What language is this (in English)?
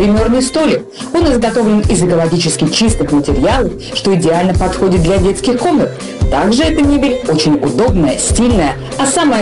Russian